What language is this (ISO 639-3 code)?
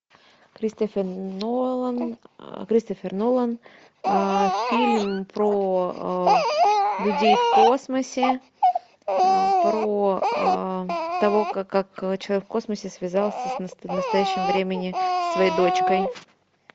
rus